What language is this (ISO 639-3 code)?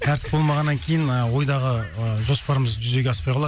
kaz